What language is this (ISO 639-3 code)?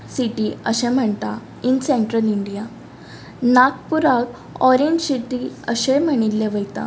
kok